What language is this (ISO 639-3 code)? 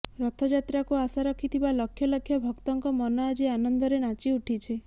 ori